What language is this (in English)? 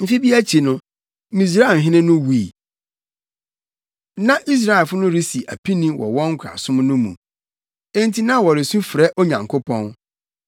Akan